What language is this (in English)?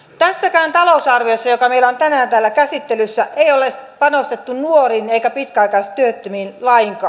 Finnish